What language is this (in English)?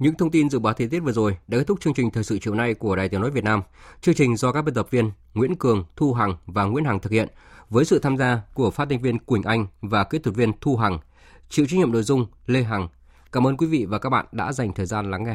Vietnamese